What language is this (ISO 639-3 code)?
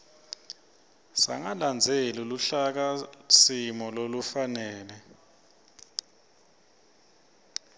ssw